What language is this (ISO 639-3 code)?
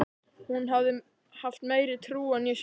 isl